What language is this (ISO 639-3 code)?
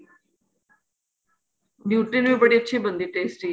pan